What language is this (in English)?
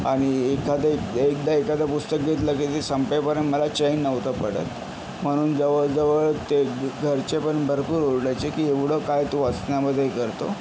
Marathi